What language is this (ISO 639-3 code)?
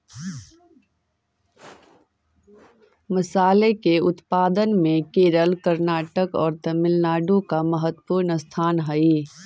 mag